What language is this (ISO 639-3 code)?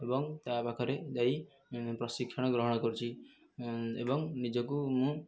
ori